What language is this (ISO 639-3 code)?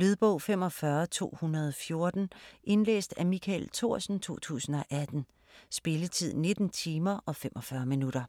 dan